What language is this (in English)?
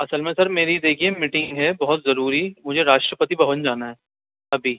Urdu